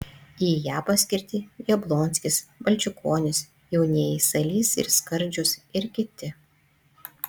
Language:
Lithuanian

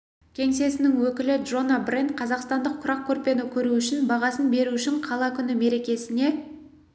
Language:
Kazakh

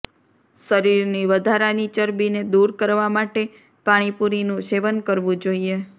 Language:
Gujarati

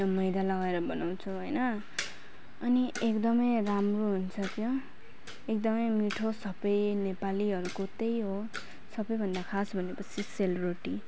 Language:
Nepali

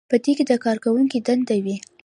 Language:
Pashto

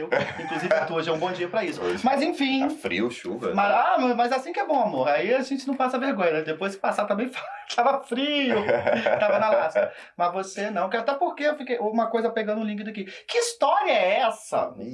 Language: Portuguese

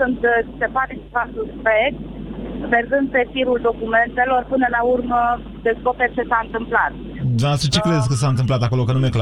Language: Romanian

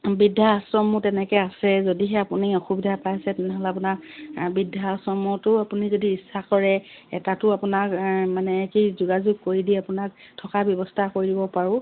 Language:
Assamese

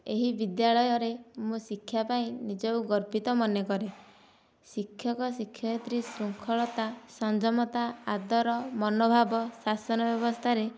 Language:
Odia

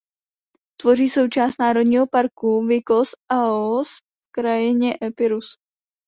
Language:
Czech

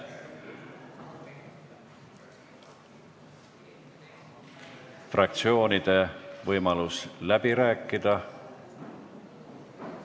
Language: Estonian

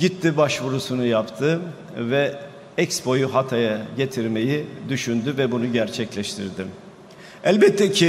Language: Turkish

